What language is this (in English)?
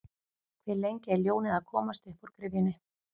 Icelandic